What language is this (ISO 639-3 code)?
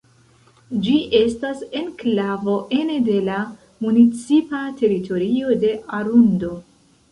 epo